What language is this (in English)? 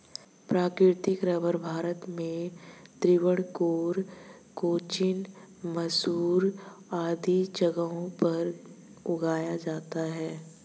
Hindi